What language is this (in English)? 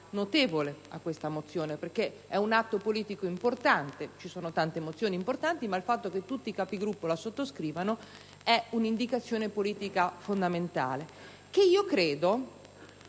Italian